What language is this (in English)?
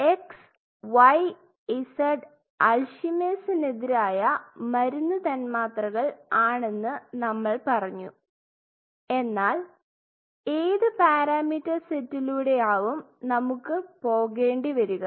Malayalam